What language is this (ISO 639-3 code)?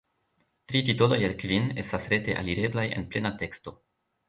epo